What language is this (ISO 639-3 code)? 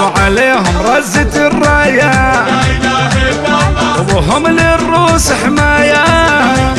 ara